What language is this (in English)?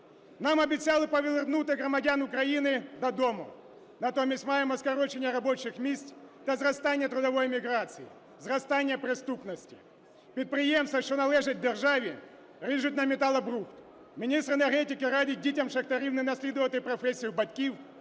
Ukrainian